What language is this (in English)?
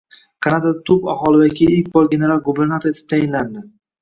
Uzbek